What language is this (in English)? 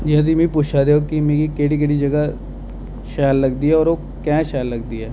Dogri